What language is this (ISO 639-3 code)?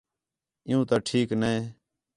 xhe